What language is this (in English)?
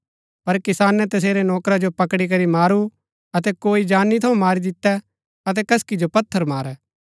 Gaddi